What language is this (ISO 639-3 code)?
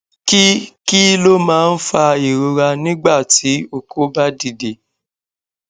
yor